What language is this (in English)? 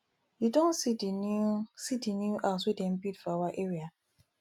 Nigerian Pidgin